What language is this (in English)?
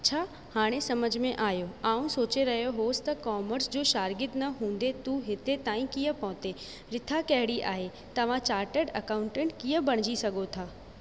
Sindhi